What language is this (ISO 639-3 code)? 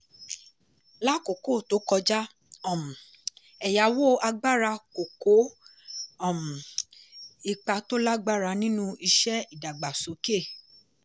yor